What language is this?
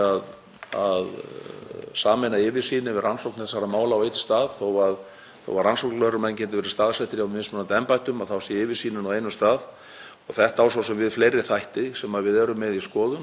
Icelandic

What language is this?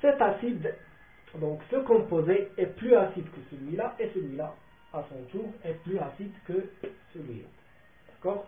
French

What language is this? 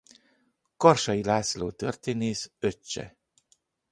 Hungarian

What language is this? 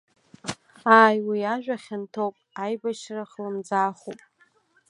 Abkhazian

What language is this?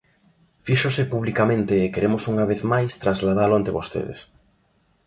Galician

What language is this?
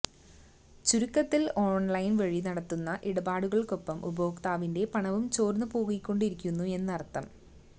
Malayalam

